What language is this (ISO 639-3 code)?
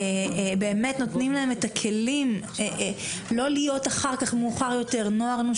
heb